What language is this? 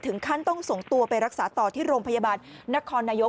Thai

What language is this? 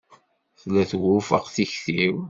Kabyle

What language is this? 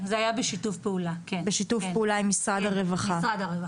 Hebrew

